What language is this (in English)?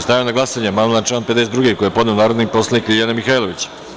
Serbian